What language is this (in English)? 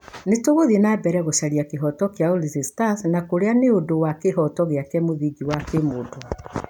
Kikuyu